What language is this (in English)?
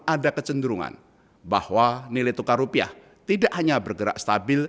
Indonesian